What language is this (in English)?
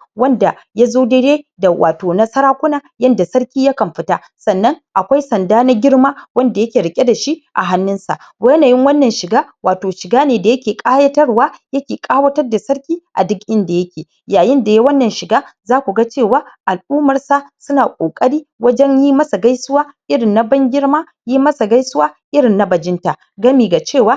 Hausa